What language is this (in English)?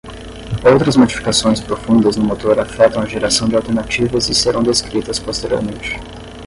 Portuguese